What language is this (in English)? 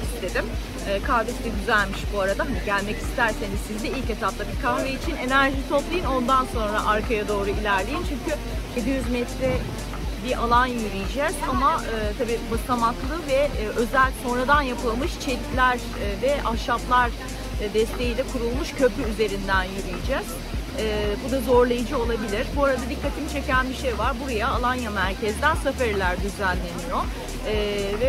Turkish